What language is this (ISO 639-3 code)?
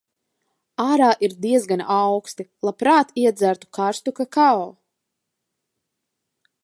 lav